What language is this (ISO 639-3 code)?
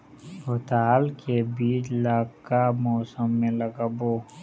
hne